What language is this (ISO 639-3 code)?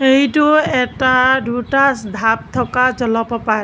asm